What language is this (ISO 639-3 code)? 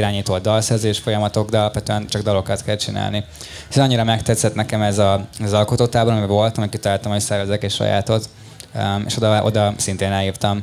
hun